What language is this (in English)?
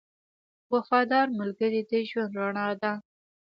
Pashto